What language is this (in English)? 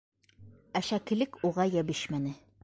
Bashkir